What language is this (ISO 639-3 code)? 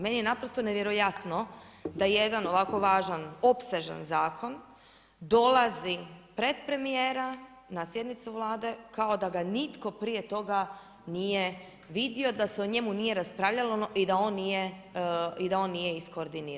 hrv